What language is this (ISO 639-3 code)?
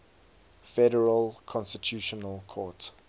eng